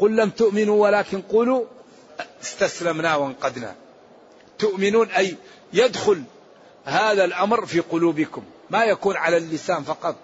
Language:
Arabic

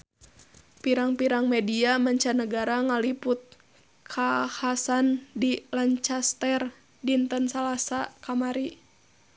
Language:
Sundanese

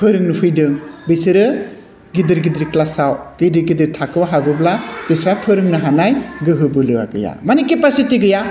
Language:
Bodo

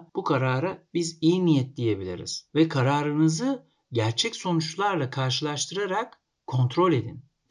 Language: Turkish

